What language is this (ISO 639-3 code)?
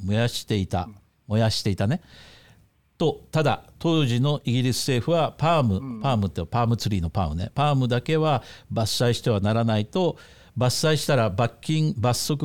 jpn